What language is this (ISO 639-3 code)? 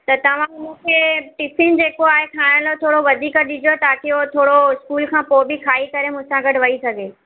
snd